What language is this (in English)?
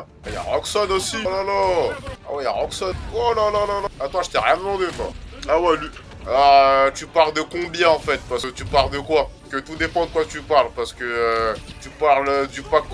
French